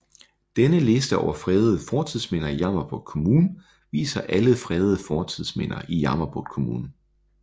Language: Danish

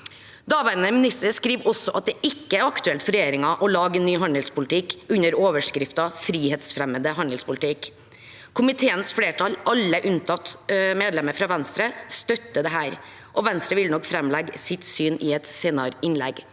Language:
Norwegian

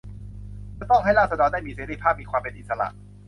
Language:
Thai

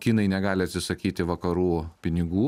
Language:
Lithuanian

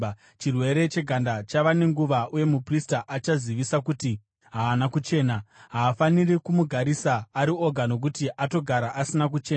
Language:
Shona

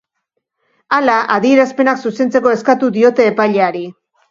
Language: Basque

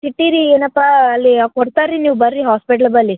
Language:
Kannada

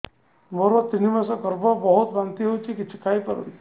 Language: Odia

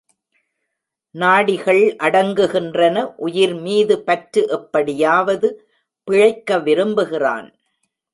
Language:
Tamil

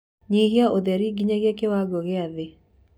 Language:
Kikuyu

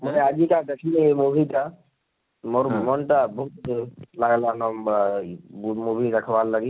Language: Odia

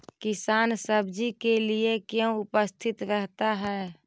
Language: Magahi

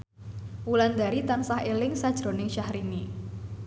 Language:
Javanese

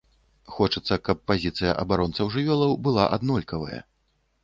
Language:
Belarusian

